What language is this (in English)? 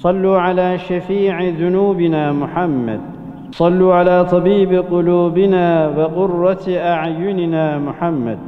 Turkish